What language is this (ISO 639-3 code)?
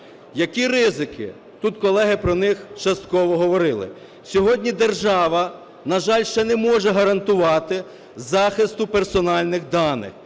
ukr